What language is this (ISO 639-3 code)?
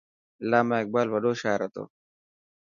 mki